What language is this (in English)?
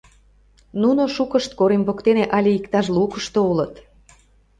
Mari